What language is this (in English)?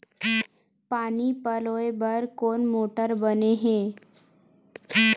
Chhattisgarhi